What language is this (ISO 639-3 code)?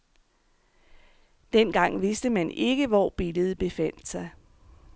dan